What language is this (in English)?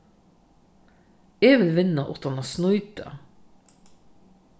Faroese